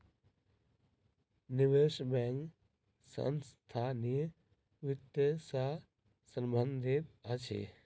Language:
Maithili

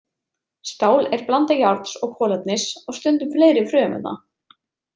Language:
Icelandic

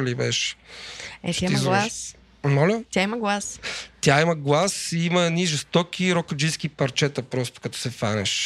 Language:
Bulgarian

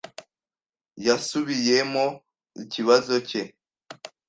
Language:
Kinyarwanda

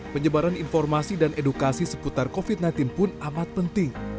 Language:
Indonesian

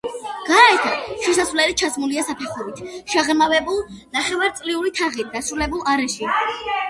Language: Georgian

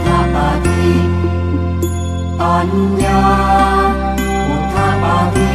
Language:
Thai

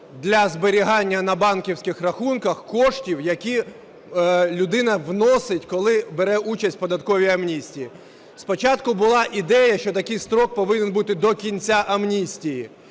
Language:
Ukrainian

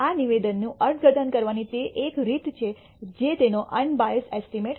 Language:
Gujarati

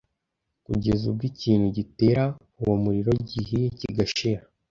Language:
Kinyarwanda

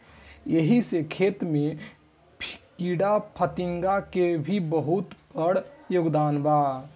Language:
Bhojpuri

